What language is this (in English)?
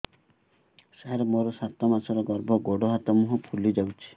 Odia